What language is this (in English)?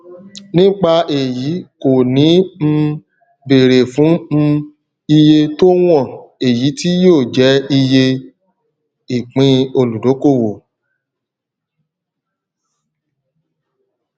Yoruba